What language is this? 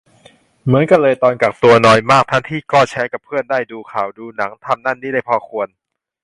Thai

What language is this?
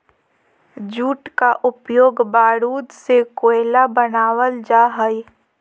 Magahi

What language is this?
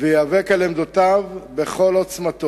Hebrew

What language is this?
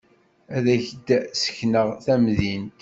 Kabyle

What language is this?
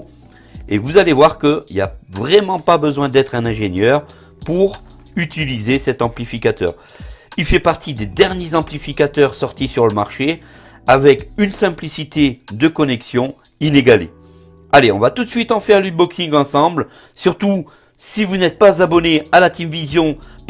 French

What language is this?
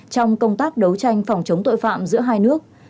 Vietnamese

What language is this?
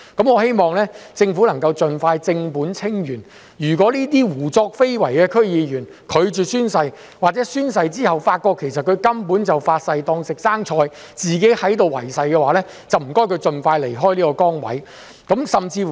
Cantonese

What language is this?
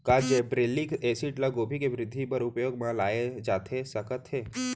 Chhattisgarhi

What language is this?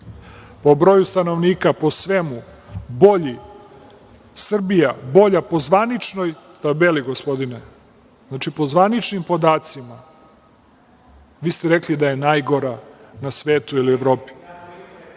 Serbian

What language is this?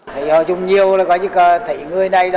Vietnamese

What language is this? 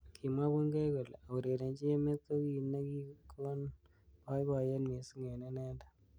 Kalenjin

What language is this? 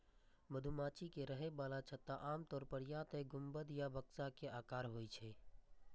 Maithili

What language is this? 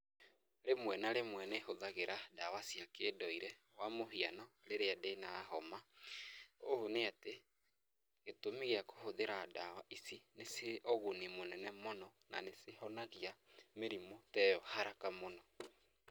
Kikuyu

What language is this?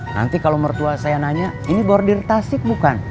Indonesian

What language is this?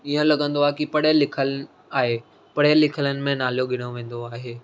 Sindhi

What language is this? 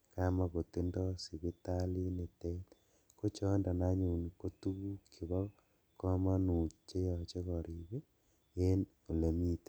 Kalenjin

